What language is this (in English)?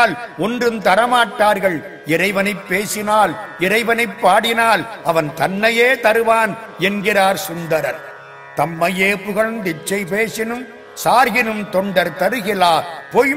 Tamil